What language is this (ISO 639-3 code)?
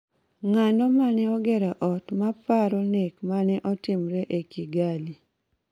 luo